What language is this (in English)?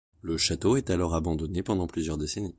French